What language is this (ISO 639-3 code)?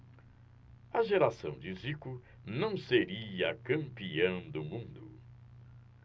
por